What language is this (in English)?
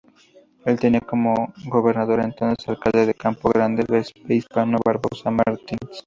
Spanish